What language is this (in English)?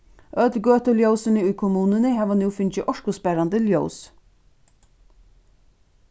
Faroese